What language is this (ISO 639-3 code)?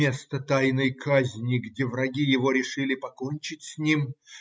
rus